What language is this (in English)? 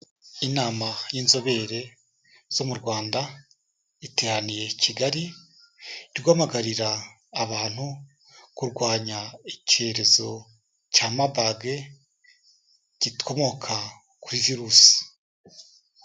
Kinyarwanda